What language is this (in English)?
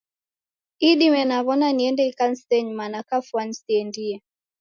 Taita